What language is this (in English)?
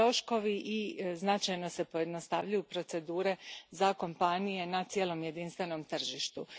Croatian